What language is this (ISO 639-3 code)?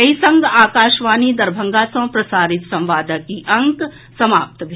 mai